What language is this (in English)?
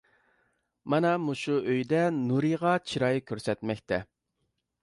Uyghur